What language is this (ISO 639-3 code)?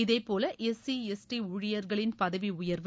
tam